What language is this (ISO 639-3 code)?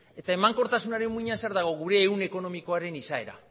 eus